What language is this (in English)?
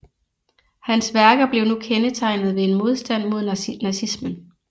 Danish